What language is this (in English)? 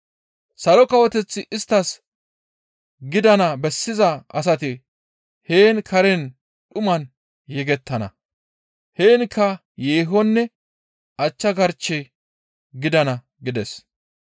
Gamo